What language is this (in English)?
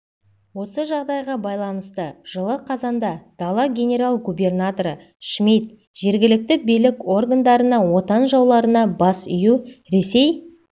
Kazakh